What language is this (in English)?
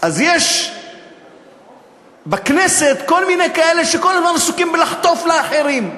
Hebrew